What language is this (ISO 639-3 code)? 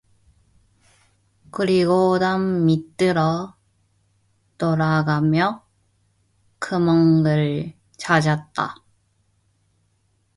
kor